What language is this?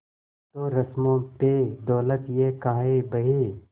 Hindi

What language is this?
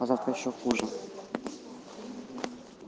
Russian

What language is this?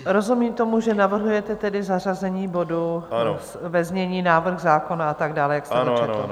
Czech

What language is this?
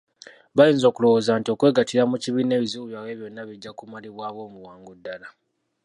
Ganda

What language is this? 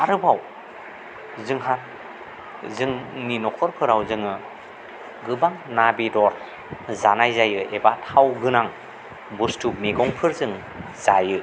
Bodo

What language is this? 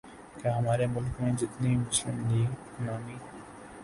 Urdu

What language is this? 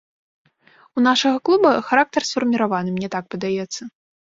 Belarusian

